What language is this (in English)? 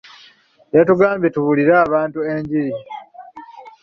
Ganda